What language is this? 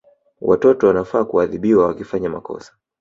Swahili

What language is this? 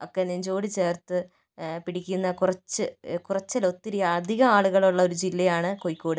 Malayalam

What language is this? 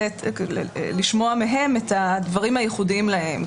Hebrew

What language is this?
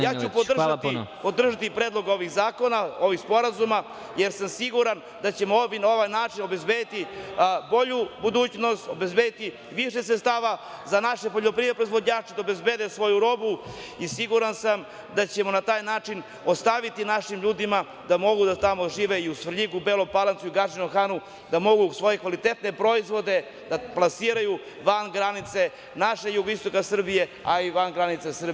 Serbian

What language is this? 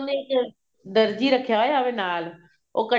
Punjabi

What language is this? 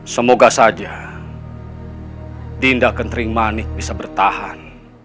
Indonesian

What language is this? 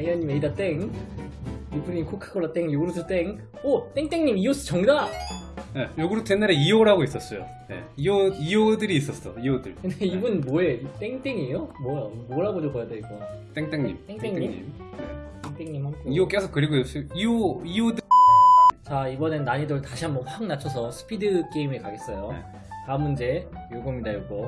Korean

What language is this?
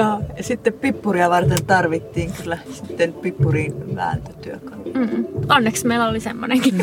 Finnish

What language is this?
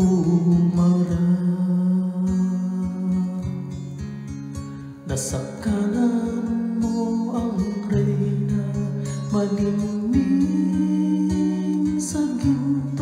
Filipino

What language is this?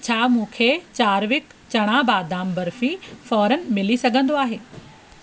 Sindhi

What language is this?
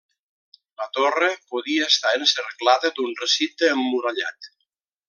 Catalan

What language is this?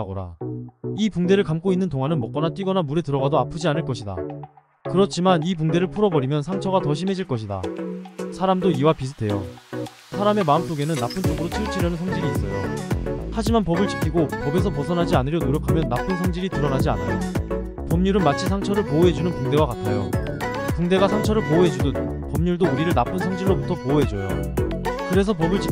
Korean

